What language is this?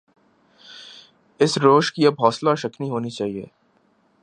Urdu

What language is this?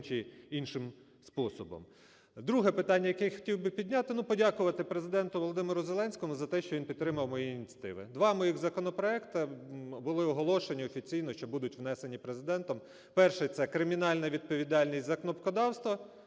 Ukrainian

